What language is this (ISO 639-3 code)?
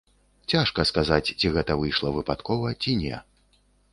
bel